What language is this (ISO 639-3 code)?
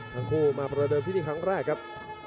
tha